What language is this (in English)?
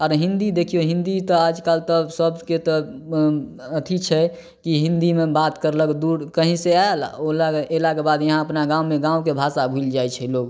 Maithili